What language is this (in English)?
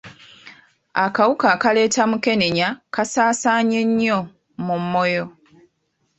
Ganda